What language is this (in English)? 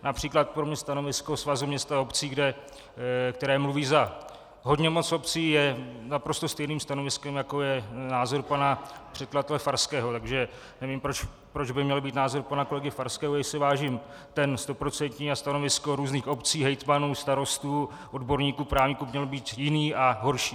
Czech